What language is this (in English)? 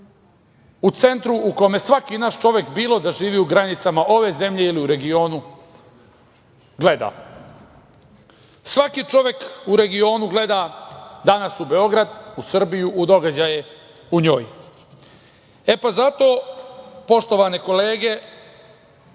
Serbian